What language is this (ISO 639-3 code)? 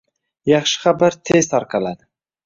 uzb